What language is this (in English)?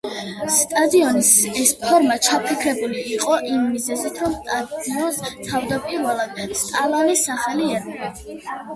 Georgian